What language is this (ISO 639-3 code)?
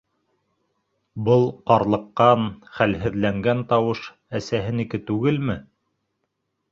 bak